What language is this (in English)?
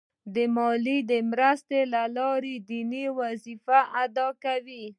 Pashto